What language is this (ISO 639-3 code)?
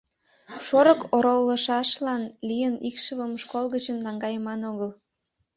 chm